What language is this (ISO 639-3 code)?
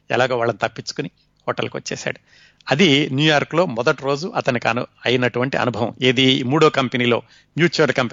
tel